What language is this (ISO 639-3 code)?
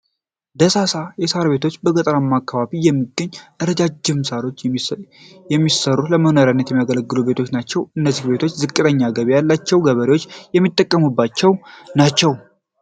amh